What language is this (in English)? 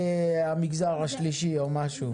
Hebrew